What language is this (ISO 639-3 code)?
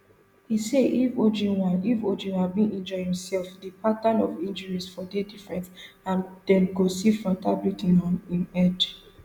pcm